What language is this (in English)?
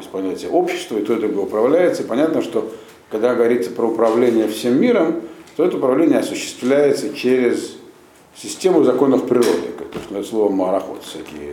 Russian